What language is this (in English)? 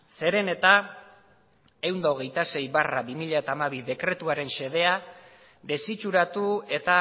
Basque